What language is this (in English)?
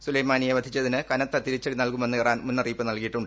Malayalam